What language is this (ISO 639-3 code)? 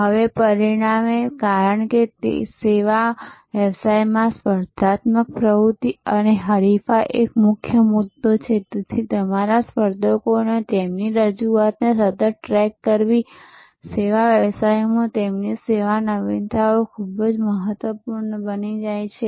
guj